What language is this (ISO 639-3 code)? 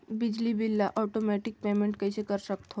hne